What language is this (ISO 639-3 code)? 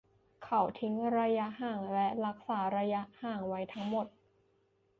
tha